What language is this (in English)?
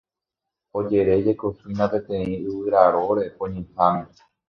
Guarani